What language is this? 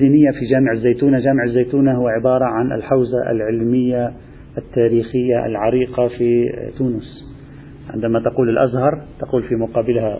Arabic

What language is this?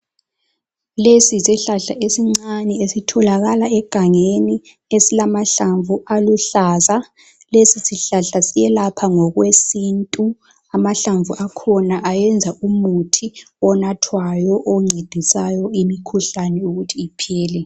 North Ndebele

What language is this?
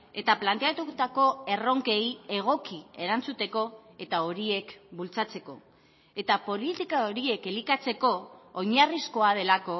Basque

